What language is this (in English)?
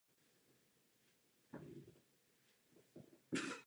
Czech